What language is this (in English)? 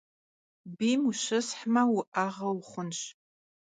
Kabardian